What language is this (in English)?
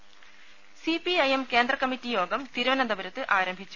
Malayalam